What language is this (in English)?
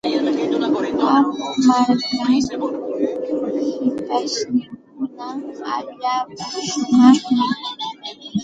Santa Ana de Tusi Pasco Quechua